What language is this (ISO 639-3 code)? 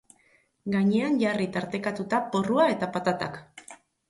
eus